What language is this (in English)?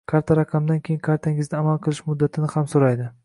Uzbek